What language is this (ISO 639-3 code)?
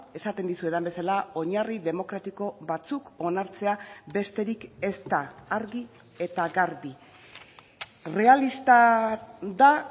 eus